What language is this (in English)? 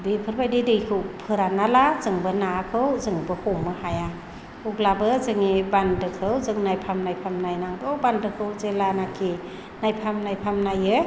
Bodo